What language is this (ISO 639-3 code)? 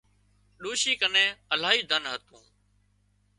kxp